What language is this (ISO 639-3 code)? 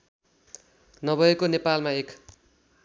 nep